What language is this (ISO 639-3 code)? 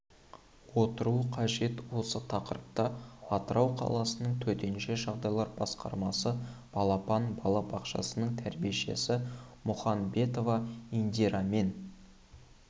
kaz